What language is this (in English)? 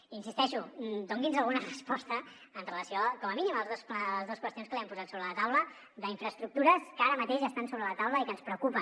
Catalan